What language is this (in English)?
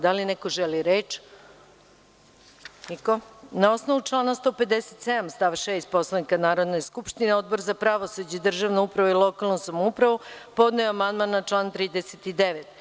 Serbian